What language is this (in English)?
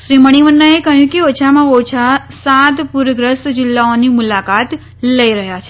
Gujarati